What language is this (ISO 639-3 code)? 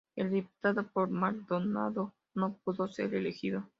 spa